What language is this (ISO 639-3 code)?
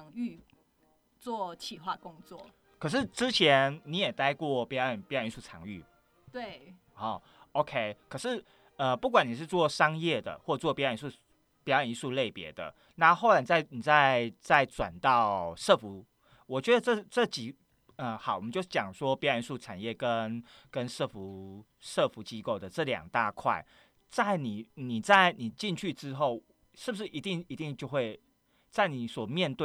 zho